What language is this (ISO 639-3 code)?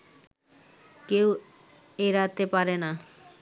ben